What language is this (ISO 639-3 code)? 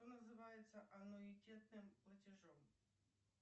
rus